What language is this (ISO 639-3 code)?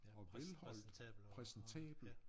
dan